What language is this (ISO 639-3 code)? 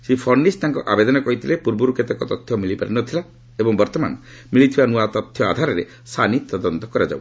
ori